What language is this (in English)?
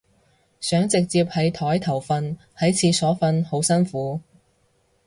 Cantonese